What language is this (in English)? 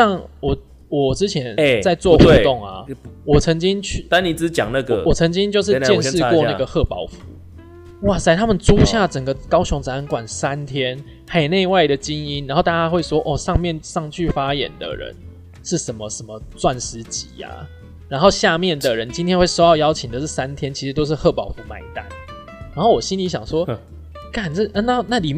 Chinese